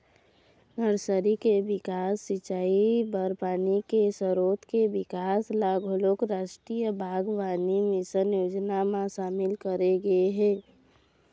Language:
Chhattisgarhi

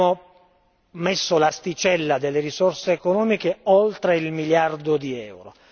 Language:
Italian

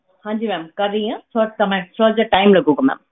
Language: Punjabi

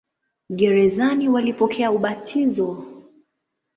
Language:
Swahili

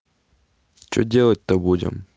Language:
Russian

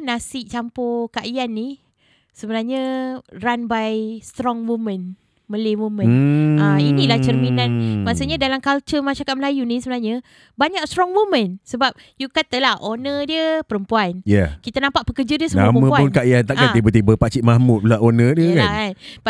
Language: Malay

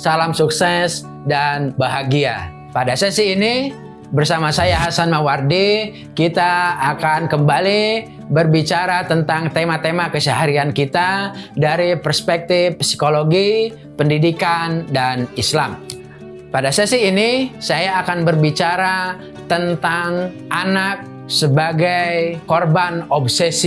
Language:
Indonesian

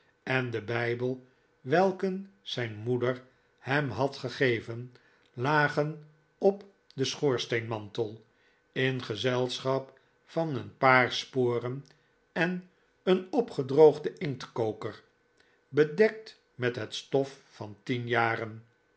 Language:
Dutch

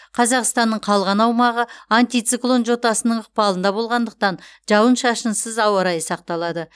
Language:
Kazakh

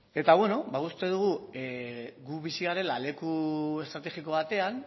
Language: Basque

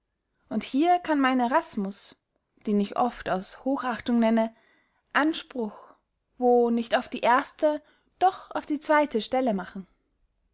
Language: German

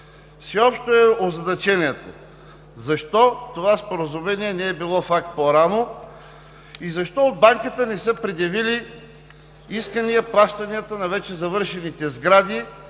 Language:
Bulgarian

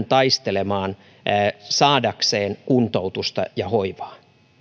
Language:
Finnish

